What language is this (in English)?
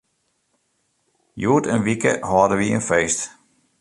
Western Frisian